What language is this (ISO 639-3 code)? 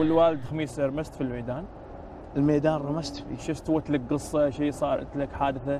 ara